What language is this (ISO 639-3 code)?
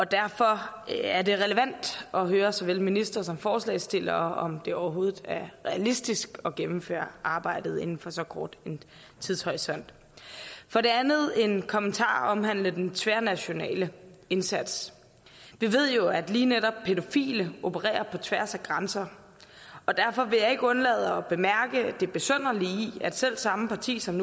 dan